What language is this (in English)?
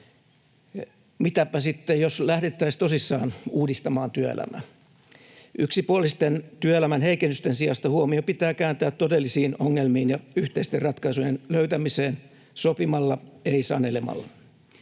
Finnish